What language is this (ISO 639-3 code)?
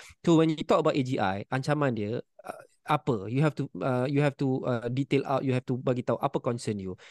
msa